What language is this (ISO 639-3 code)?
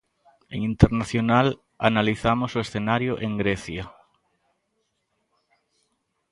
glg